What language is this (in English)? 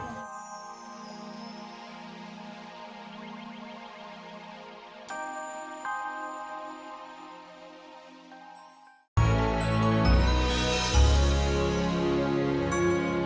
Indonesian